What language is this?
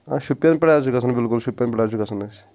Kashmiri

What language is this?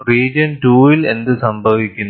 Malayalam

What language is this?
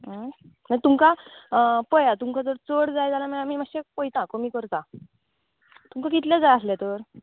Konkani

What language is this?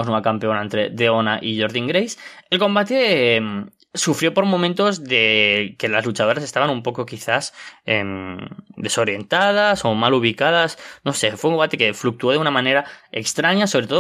Spanish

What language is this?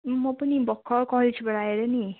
Nepali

